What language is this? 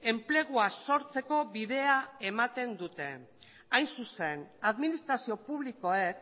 Basque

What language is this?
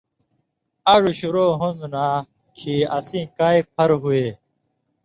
Indus Kohistani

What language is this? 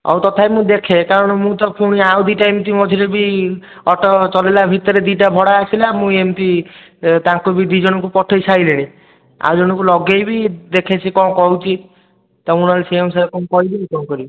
Odia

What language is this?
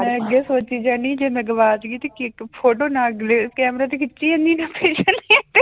Punjabi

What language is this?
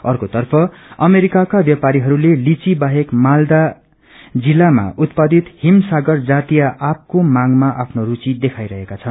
Nepali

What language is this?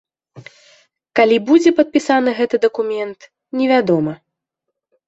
Belarusian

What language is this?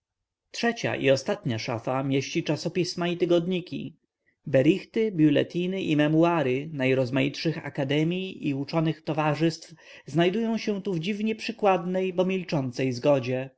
Polish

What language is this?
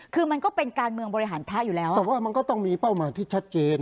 Thai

